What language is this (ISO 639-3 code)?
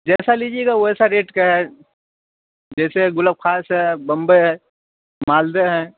urd